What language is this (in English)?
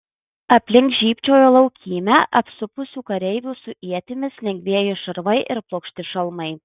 Lithuanian